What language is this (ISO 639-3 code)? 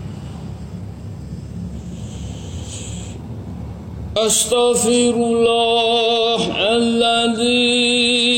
msa